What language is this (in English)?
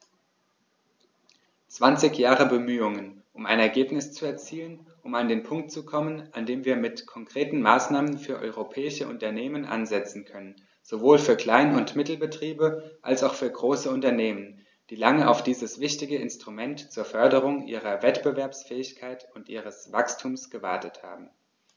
German